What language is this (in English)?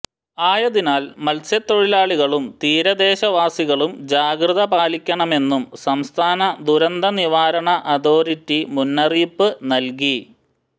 Malayalam